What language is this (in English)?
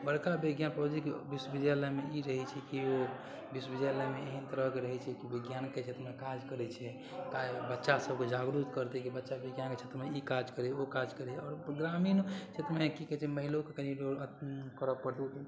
Maithili